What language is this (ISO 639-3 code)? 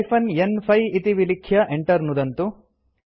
san